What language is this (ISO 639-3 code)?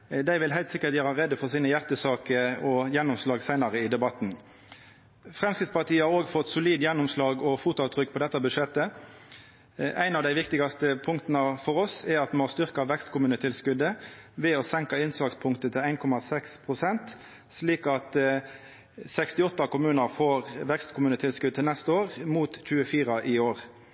nno